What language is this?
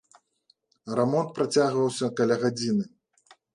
Belarusian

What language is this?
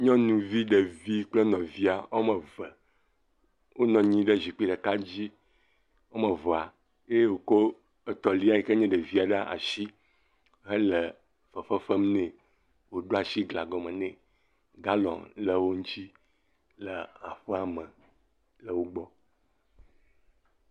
Ewe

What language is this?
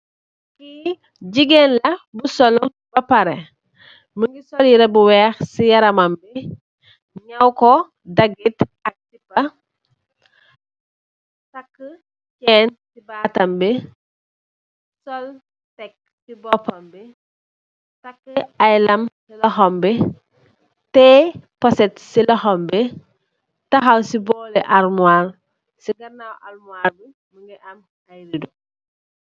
Wolof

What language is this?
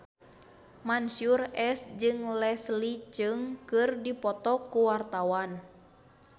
Sundanese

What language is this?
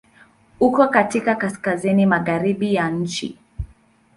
Swahili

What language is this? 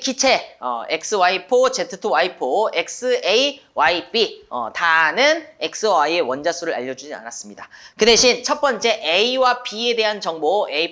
Korean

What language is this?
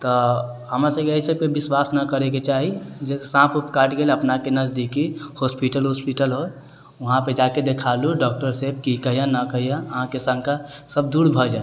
Maithili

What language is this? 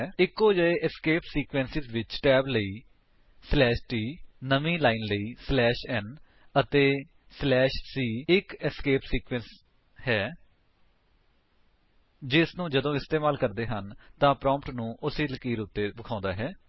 Punjabi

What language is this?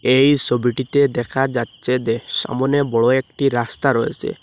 Bangla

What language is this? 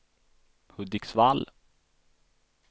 Swedish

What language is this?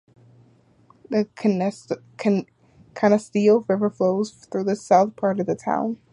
English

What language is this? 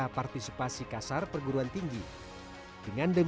Indonesian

